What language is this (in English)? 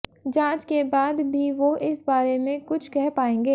Hindi